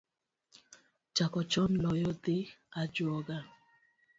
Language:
Luo (Kenya and Tanzania)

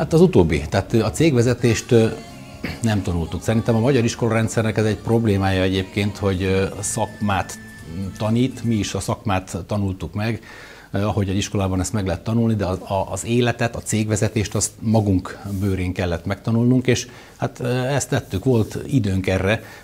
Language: Hungarian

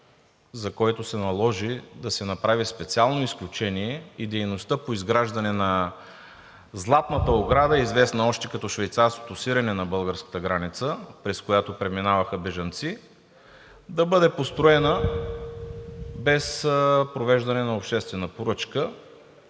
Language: Bulgarian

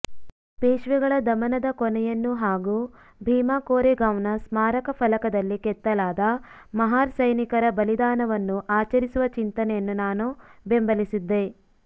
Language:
Kannada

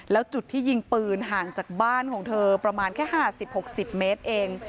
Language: Thai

